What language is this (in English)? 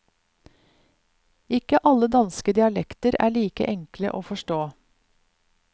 Norwegian